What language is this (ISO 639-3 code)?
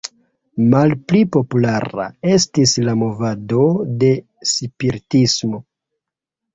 epo